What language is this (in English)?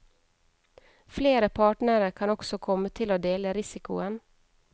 Norwegian